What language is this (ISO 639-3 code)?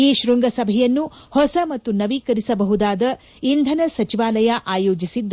kan